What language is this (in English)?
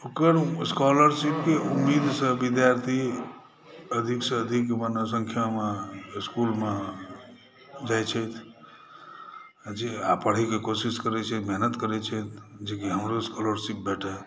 Maithili